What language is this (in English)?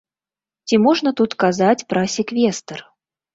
Belarusian